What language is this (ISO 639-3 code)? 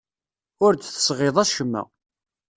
kab